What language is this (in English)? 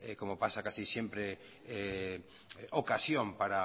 Spanish